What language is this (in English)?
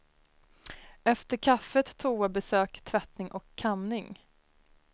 Swedish